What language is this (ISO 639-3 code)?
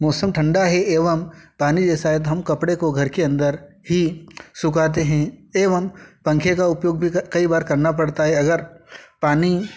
hin